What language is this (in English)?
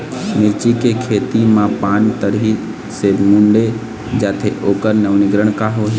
Chhattisgarhi